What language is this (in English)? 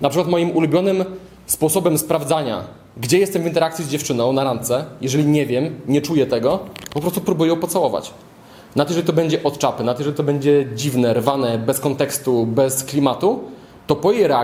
Polish